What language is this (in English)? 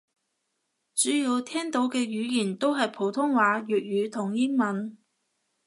Cantonese